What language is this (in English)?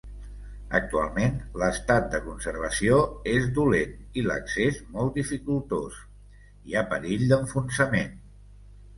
Catalan